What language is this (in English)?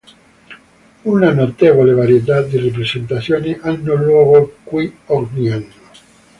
Italian